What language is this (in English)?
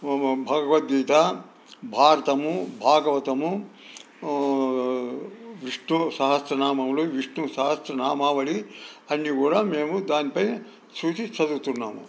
Telugu